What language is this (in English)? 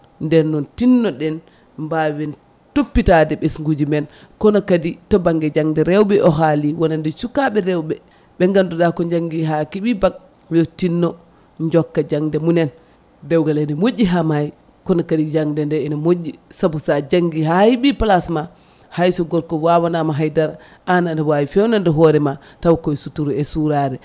Fula